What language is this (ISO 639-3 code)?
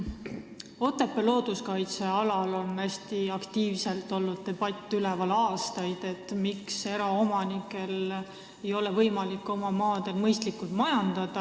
est